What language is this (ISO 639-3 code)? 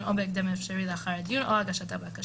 heb